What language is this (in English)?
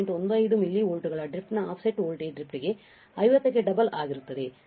Kannada